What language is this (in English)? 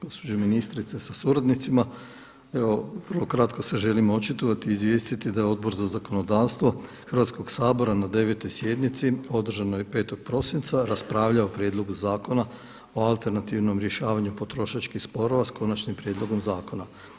Croatian